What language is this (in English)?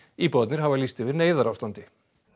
Icelandic